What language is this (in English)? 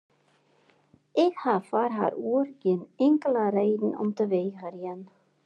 Western Frisian